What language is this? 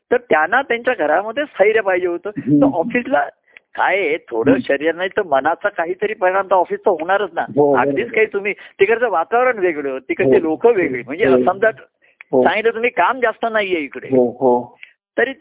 Marathi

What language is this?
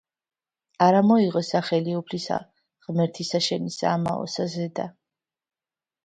Georgian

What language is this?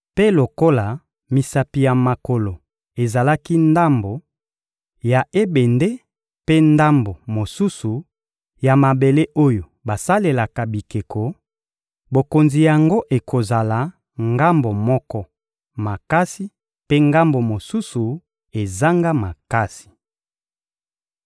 Lingala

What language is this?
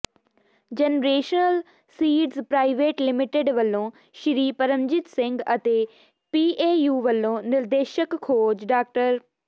Punjabi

